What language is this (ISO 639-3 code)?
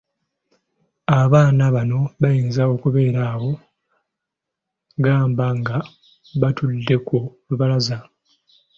lug